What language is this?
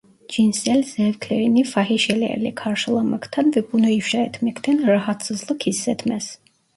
Turkish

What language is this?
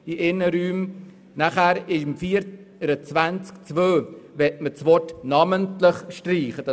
Swiss German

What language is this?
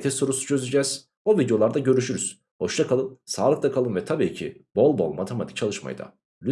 Turkish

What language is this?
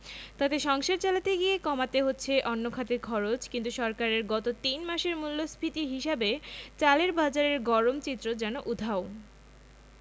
Bangla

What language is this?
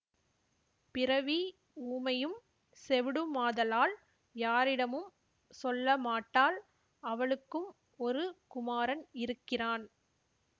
Tamil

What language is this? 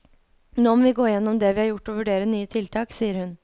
Norwegian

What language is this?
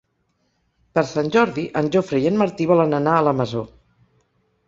Catalan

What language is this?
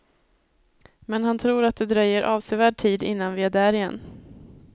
Swedish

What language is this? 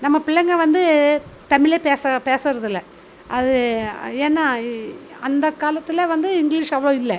Tamil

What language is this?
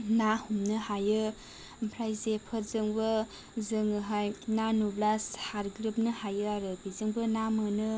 Bodo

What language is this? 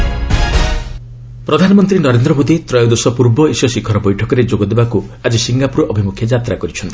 Odia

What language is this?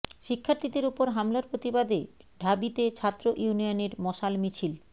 Bangla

